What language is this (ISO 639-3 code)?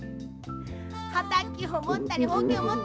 jpn